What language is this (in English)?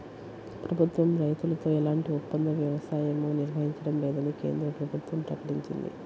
Telugu